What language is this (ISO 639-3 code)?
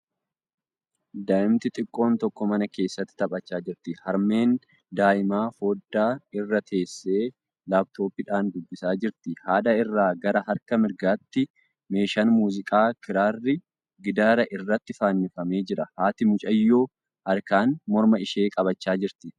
orm